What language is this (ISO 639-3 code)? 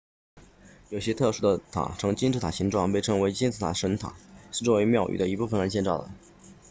zho